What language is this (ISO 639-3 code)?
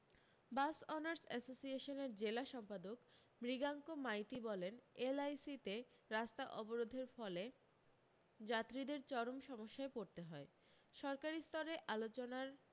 ben